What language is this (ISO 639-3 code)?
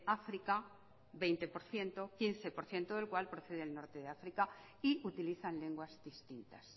spa